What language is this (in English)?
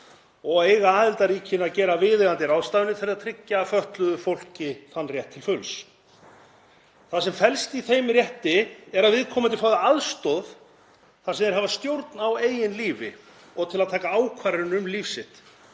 Icelandic